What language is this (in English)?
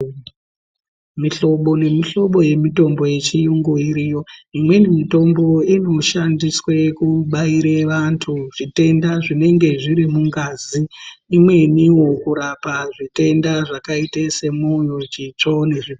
Ndau